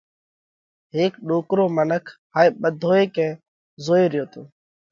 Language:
Parkari Koli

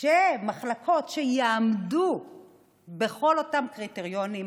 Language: Hebrew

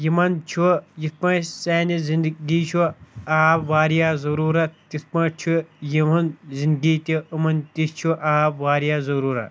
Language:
Kashmiri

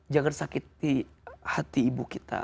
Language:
Indonesian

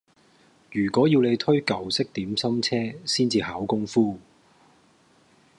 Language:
Cantonese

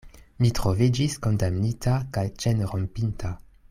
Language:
Esperanto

